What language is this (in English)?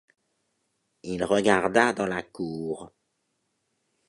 French